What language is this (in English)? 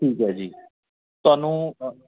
Punjabi